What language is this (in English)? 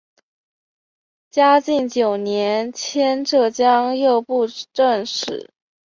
Chinese